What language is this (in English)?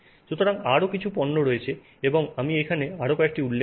Bangla